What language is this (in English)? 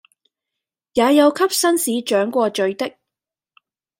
Cantonese